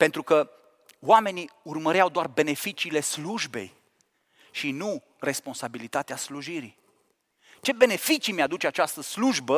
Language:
Romanian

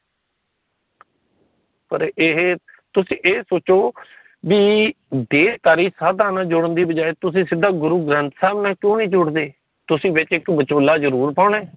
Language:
Punjabi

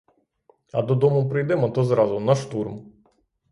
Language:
Ukrainian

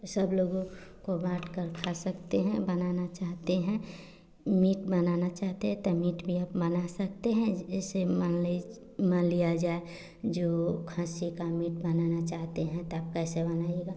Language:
Hindi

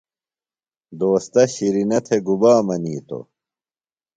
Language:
Phalura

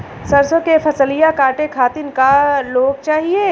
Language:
Bhojpuri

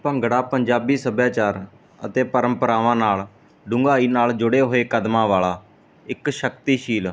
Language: Punjabi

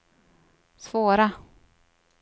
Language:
Swedish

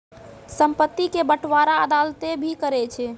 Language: Maithili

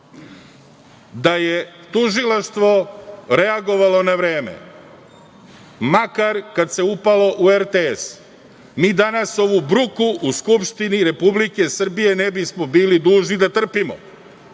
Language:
Serbian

